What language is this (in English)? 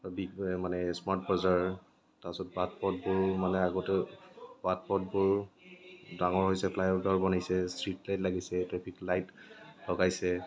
Assamese